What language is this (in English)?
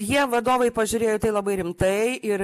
Lithuanian